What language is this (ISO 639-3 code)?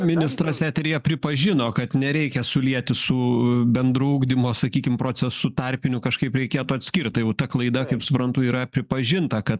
lit